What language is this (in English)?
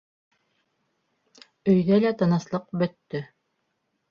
Bashkir